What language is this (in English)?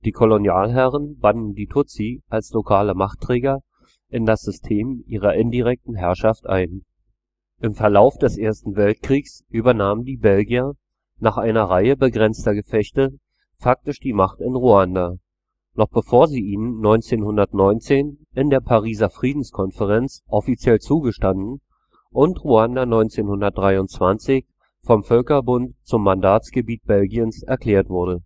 German